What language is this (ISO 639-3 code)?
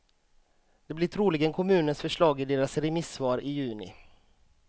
swe